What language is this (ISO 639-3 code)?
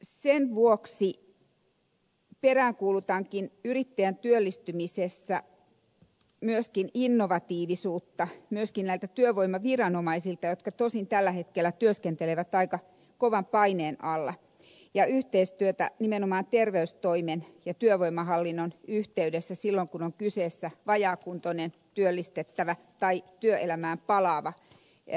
fin